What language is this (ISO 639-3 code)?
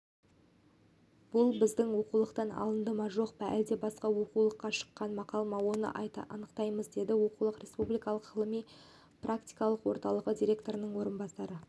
kaz